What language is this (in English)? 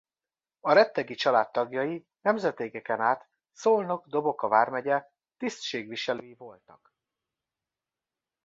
Hungarian